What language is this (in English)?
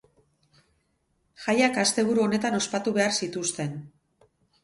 Basque